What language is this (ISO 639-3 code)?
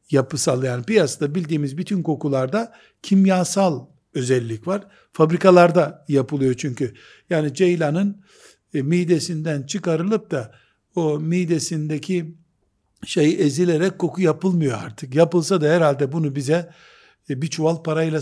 tur